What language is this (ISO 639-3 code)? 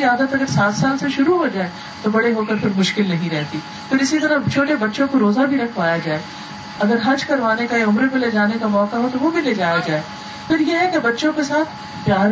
urd